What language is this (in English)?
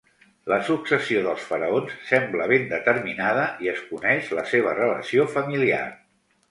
Catalan